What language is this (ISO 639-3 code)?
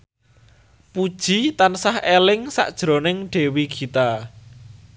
jav